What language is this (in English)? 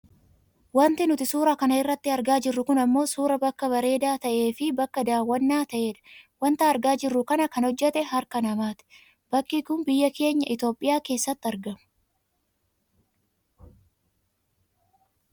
Oromo